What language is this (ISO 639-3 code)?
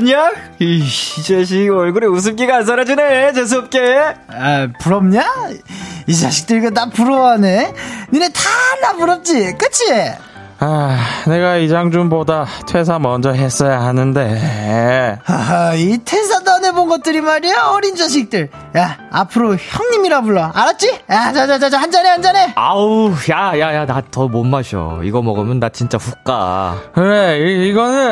kor